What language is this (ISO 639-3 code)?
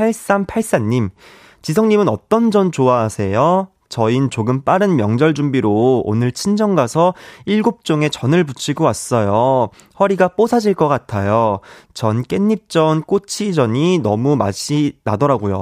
kor